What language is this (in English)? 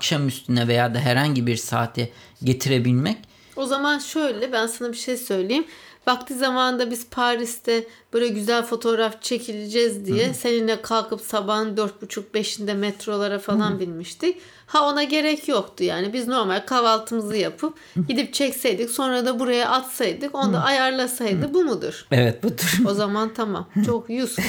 Turkish